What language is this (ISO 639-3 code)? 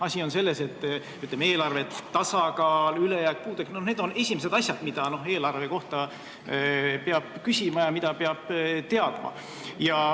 est